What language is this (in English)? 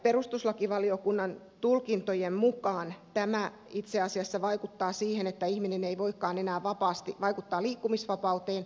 Finnish